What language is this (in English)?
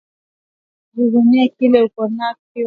Swahili